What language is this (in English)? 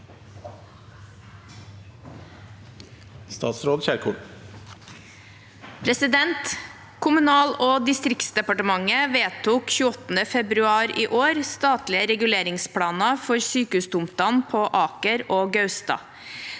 Norwegian